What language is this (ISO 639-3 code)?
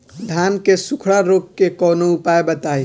bho